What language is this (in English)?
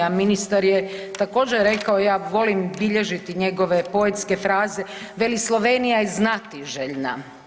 Croatian